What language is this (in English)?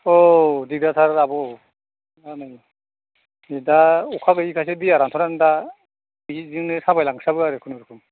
Bodo